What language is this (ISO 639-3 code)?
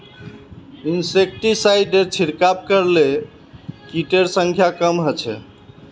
mag